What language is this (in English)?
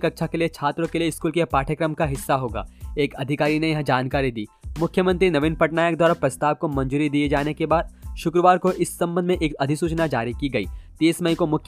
Hindi